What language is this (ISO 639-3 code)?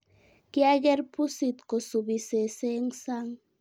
kln